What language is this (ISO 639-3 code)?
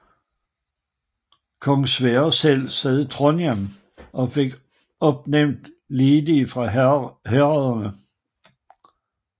dan